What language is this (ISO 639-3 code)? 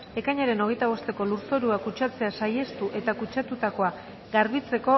eus